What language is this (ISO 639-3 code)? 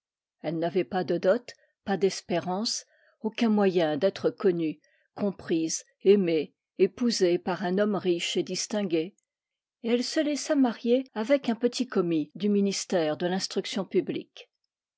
fra